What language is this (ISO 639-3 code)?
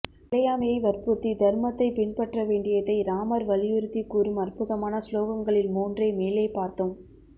tam